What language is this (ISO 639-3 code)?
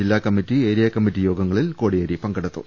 mal